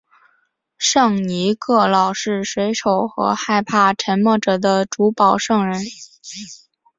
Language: Chinese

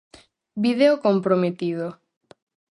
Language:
Galician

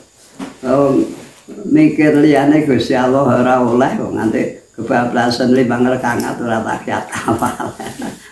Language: Indonesian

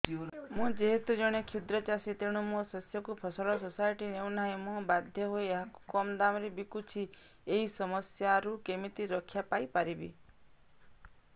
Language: Odia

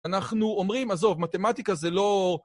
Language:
Hebrew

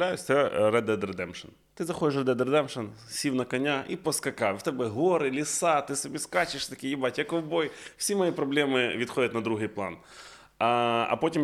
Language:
Ukrainian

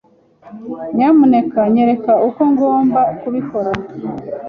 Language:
Kinyarwanda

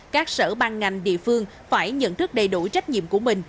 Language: Vietnamese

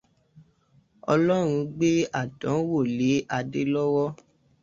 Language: Yoruba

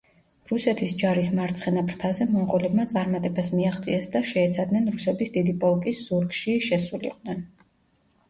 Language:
Georgian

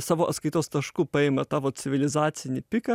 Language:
Lithuanian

